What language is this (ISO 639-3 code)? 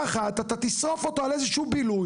heb